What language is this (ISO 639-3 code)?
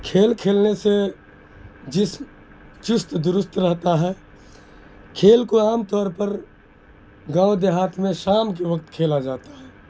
urd